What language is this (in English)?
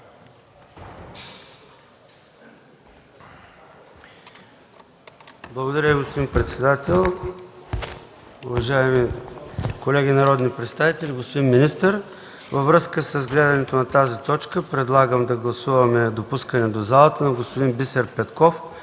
Bulgarian